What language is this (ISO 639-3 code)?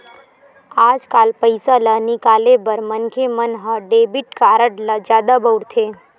hne